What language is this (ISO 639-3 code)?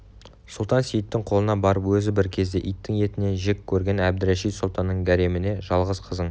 kaz